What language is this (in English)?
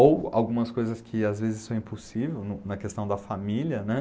Portuguese